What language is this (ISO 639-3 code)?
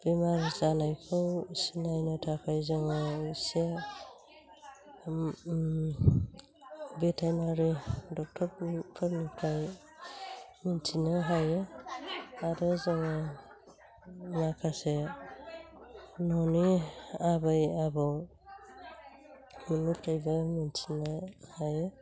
brx